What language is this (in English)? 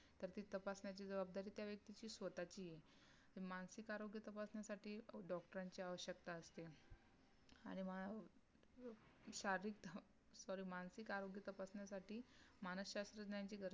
Marathi